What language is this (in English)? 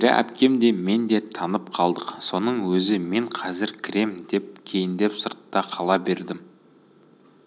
Kazakh